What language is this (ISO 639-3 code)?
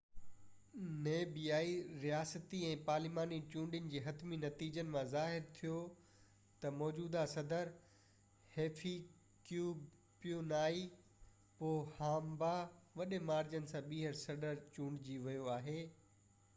snd